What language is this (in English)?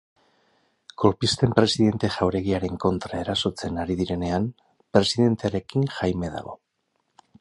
Basque